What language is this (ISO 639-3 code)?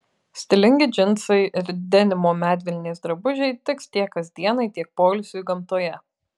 lit